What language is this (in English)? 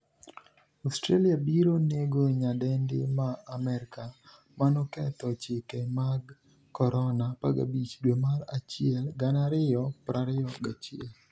Luo (Kenya and Tanzania)